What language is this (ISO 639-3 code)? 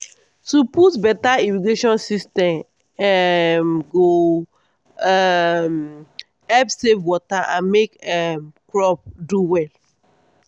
pcm